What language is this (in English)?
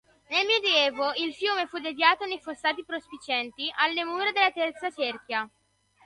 Italian